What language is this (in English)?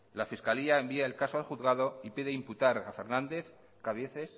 Spanish